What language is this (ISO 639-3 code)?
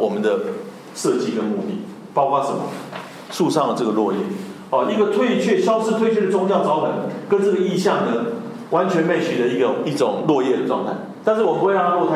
zho